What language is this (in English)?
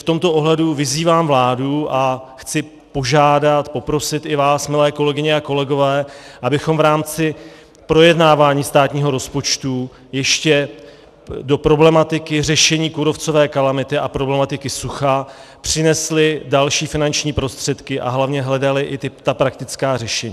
Czech